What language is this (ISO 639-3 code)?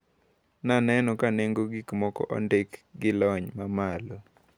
luo